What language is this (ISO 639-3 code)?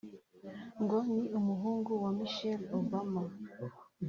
kin